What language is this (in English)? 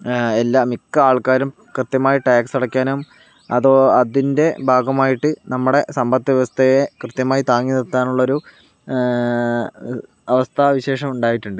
Malayalam